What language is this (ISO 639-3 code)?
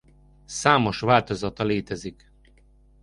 hun